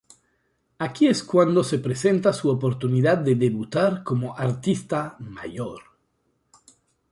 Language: Spanish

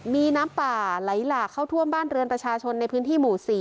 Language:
Thai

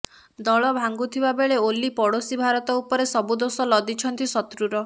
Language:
Odia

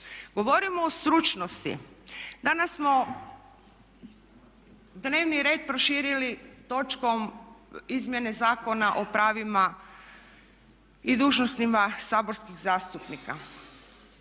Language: Croatian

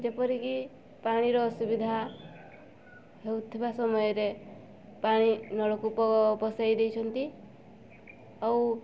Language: Odia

